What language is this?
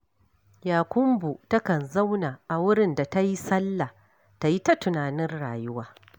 Hausa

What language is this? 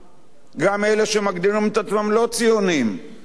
Hebrew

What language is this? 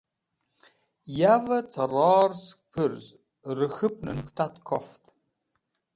Wakhi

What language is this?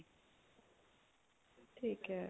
Punjabi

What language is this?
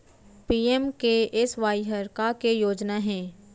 Chhattisgarhi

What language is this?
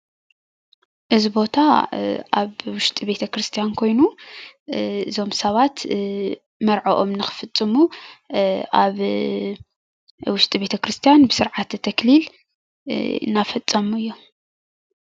Tigrinya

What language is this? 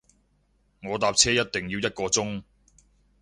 Cantonese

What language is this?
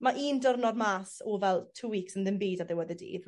Welsh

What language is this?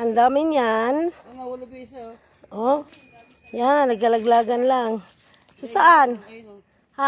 Filipino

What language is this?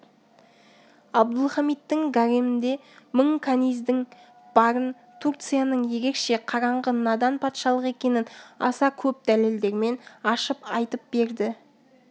Kazakh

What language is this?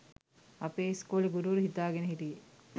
Sinhala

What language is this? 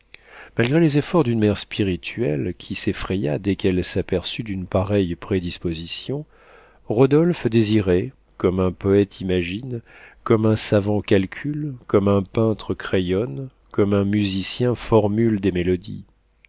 French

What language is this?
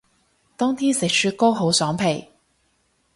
Cantonese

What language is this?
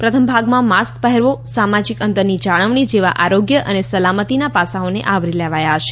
Gujarati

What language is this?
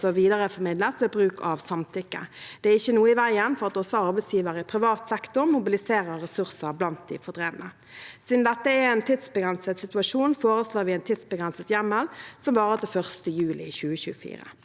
Norwegian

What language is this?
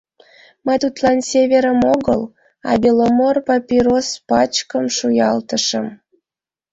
Mari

